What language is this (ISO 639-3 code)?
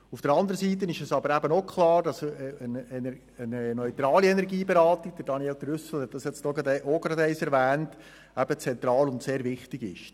gsw